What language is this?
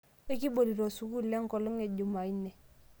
Masai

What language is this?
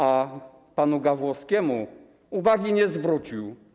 Polish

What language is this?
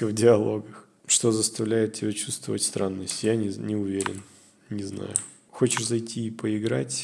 Russian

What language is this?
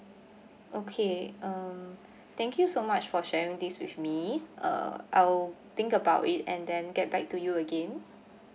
English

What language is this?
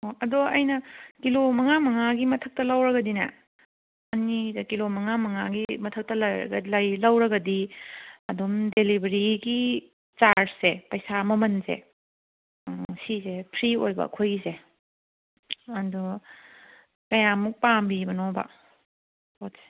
Manipuri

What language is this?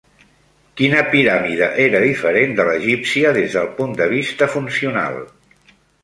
Catalan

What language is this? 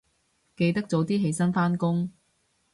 Cantonese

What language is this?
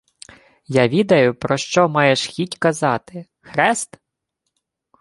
Ukrainian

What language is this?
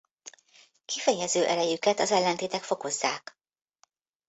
Hungarian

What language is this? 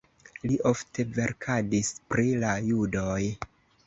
Esperanto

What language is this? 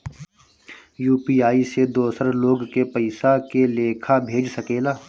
Bhojpuri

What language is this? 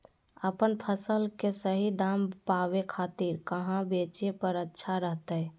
Magahi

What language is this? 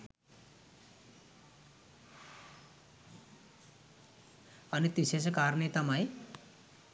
Sinhala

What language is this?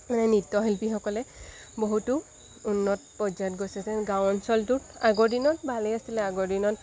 Assamese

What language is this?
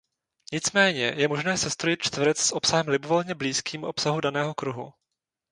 Czech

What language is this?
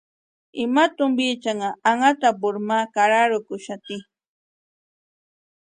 Western Highland Purepecha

